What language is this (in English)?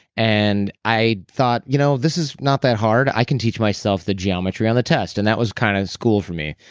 English